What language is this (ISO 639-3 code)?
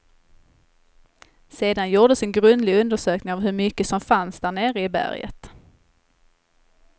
swe